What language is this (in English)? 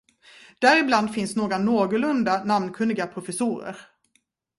Swedish